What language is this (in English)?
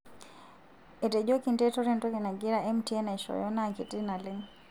Masai